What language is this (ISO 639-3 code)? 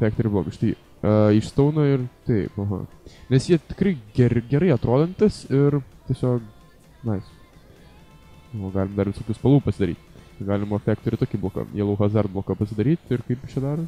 lit